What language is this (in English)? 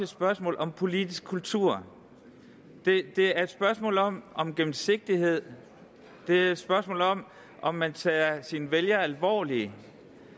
Danish